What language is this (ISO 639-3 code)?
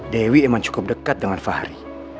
ind